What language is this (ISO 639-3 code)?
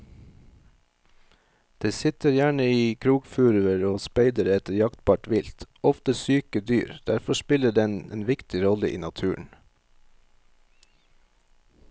nor